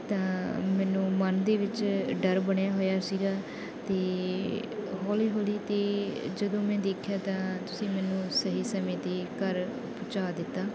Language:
Punjabi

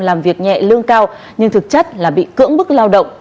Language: Vietnamese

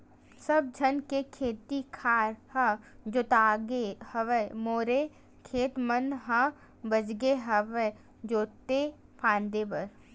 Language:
Chhattisgarhi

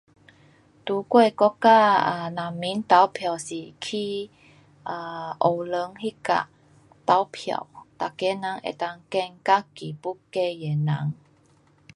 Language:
Pu-Xian Chinese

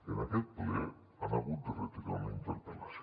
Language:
Catalan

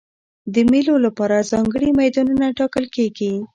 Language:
Pashto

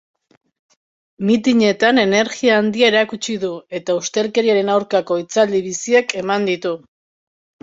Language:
Basque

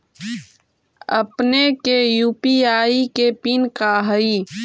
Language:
Magahi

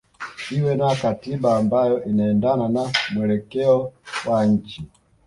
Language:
Swahili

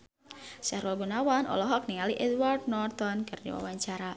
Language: Sundanese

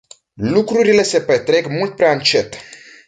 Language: Romanian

